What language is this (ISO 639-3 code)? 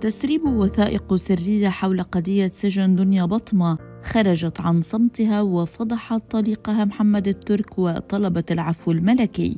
ara